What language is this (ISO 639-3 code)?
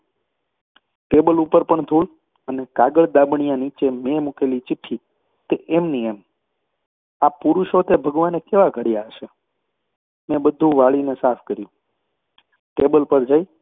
guj